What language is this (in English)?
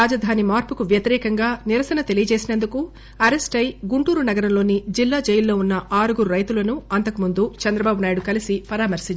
Telugu